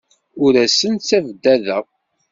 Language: Kabyle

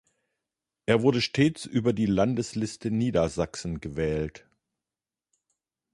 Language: German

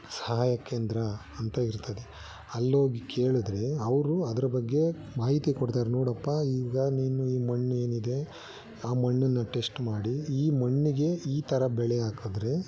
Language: Kannada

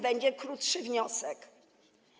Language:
Polish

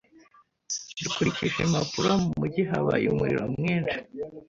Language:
Kinyarwanda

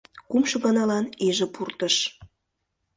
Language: Mari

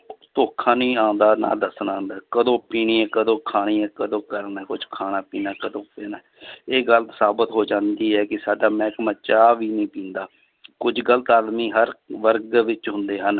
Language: Punjabi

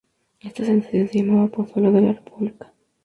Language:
Spanish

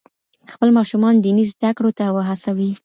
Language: Pashto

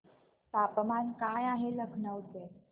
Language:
Marathi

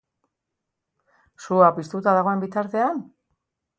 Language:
Basque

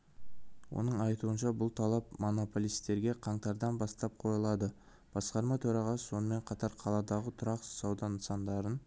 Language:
Kazakh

